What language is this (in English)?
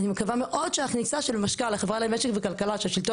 Hebrew